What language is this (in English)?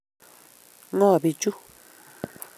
Kalenjin